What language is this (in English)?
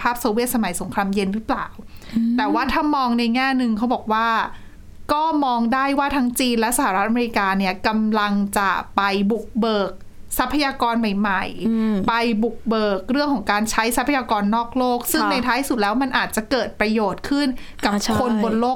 Thai